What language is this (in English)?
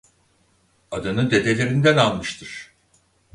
Turkish